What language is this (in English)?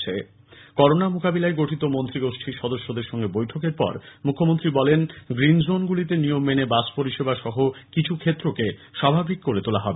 Bangla